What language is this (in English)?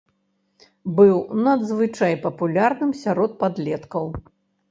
Belarusian